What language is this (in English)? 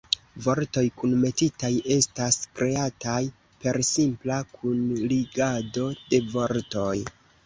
Esperanto